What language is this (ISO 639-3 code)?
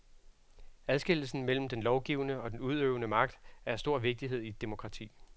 dan